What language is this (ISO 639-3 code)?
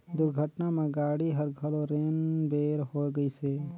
hne